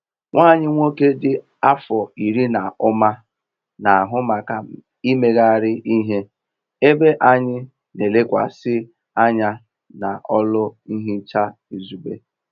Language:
Igbo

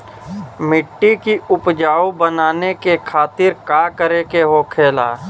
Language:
Bhojpuri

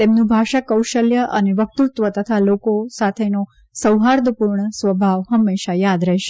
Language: Gujarati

